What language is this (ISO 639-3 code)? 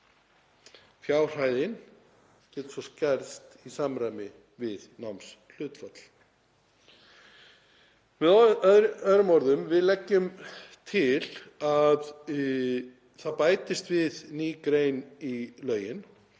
isl